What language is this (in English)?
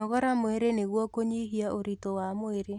Kikuyu